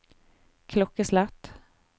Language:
Norwegian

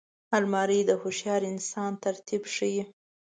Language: Pashto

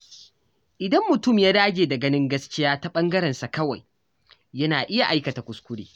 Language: Hausa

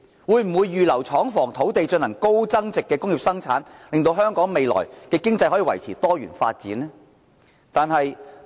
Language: Cantonese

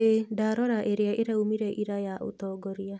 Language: Kikuyu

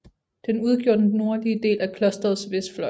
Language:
Danish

